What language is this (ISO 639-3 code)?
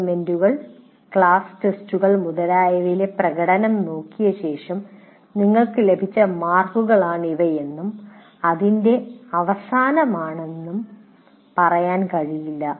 mal